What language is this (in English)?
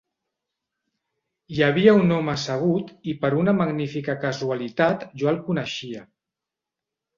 Catalan